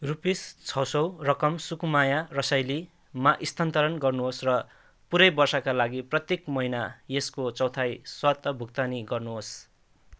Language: Nepali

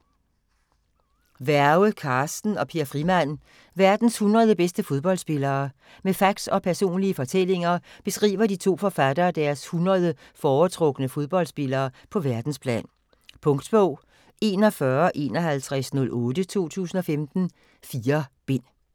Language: Danish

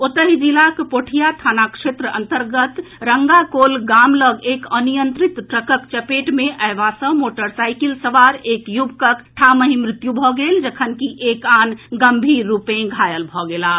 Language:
Maithili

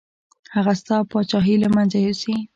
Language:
Pashto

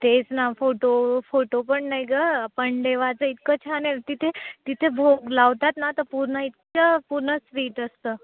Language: Marathi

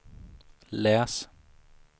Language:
Swedish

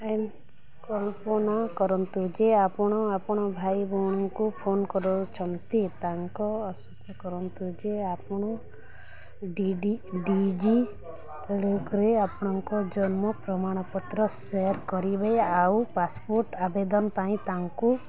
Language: Odia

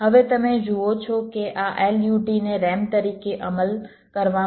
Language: Gujarati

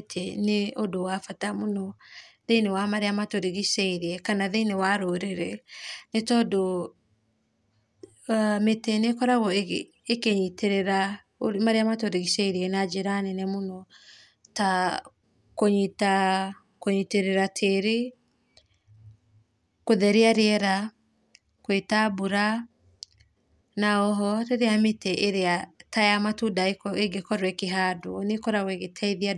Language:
Kikuyu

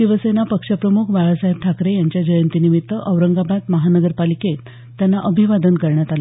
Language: Marathi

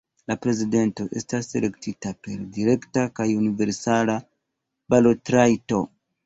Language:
Esperanto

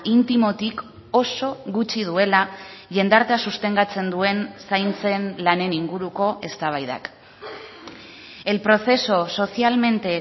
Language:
Basque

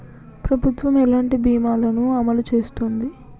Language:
Telugu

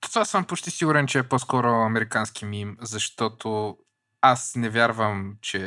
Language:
Bulgarian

